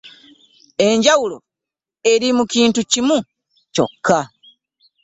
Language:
Ganda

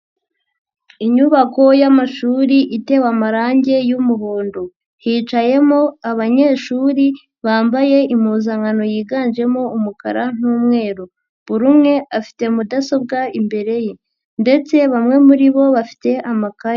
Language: Kinyarwanda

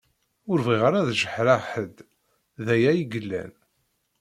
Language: Kabyle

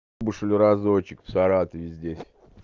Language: Russian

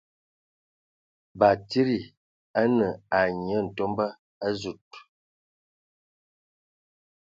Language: Ewondo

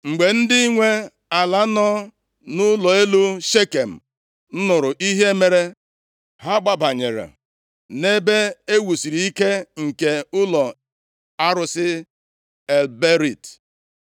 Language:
Igbo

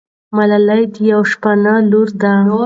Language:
Pashto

